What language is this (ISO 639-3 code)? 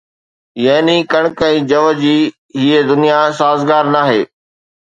snd